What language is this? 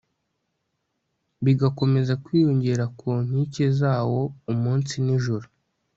Kinyarwanda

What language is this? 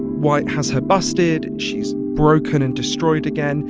English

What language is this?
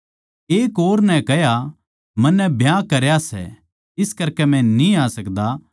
Haryanvi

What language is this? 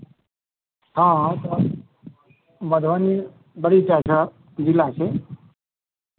Maithili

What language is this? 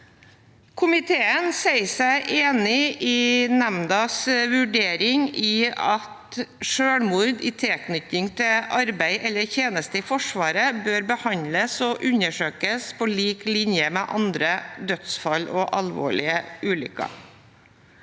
Norwegian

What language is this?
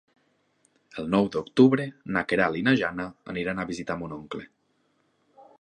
Catalan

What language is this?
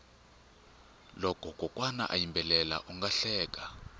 Tsonga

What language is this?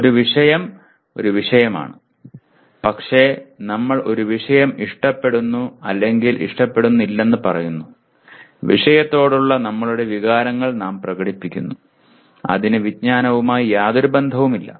Malayalam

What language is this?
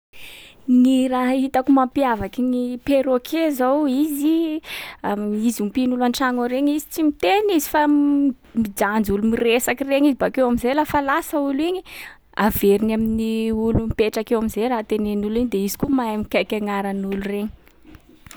Sakalava Malagasy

